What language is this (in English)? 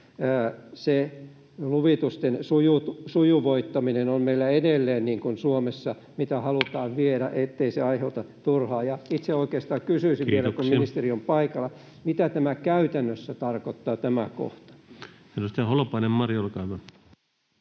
Finnish